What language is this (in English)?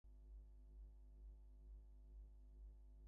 English